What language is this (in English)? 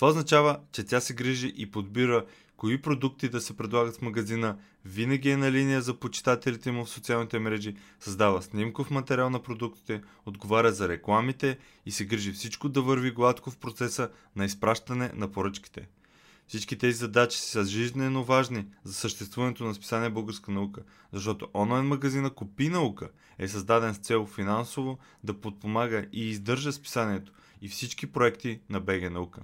Bulgarian